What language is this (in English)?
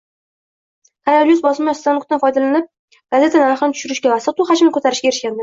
Uzbek